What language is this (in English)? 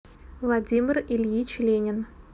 Russian